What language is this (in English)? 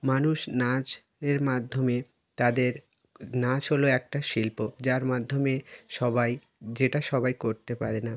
Bangla